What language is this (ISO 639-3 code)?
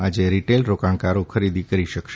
guj